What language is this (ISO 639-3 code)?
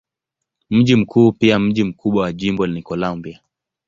swa